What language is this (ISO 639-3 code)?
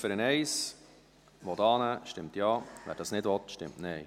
gsw